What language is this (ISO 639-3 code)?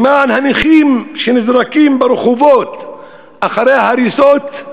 heb